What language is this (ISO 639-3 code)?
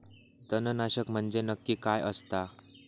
mar